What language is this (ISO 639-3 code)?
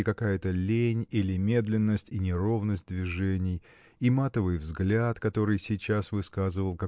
rus